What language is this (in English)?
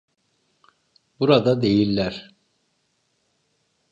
Turkish